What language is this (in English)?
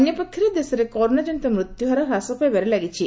Odia